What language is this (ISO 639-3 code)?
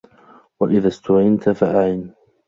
ara